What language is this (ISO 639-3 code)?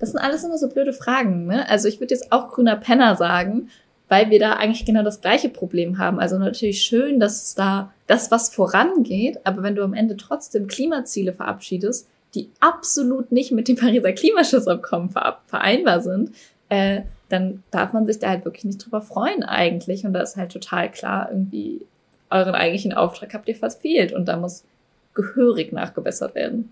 deu